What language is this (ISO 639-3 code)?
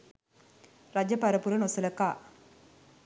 sin